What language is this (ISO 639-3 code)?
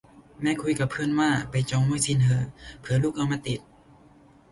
tha